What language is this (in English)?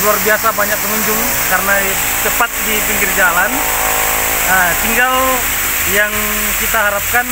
Indonesian